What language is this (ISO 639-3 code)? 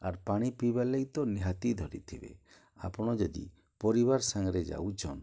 ori